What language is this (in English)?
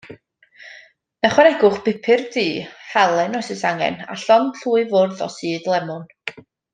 Welsh